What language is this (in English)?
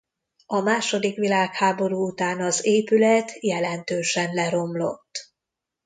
Hungarian